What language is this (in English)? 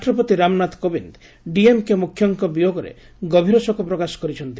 Odia